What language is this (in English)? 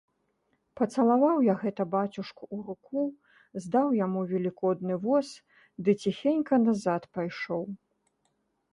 Belarusian